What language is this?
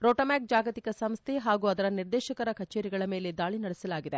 Kannada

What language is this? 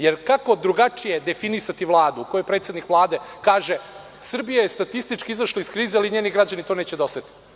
Serbian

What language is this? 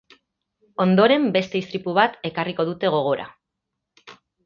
Basque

